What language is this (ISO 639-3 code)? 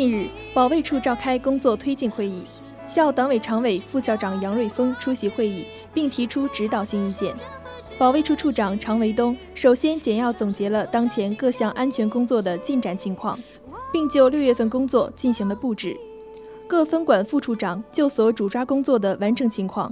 zho